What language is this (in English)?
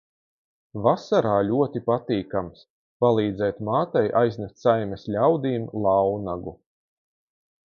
Latvian